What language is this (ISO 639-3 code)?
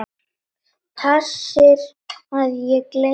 isl